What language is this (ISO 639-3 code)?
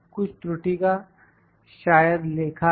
hin